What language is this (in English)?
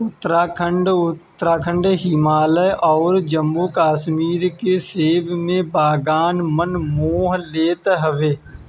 Bhojpuri